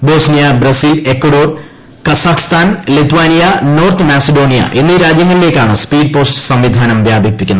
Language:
Malayalam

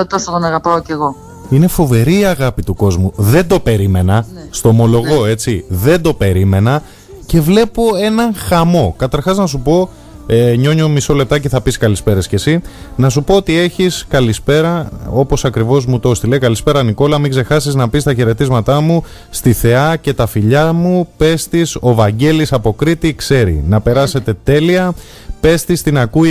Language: Greek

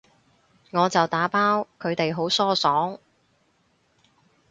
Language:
Cantonese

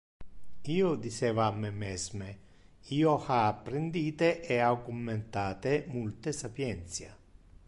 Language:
Interlingua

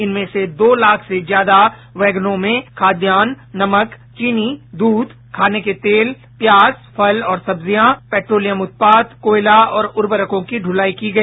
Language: Hindi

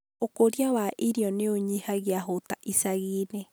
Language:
Kikuyu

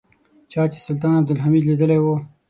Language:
Pashto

